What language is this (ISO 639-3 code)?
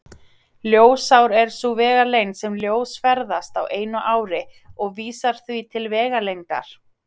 isl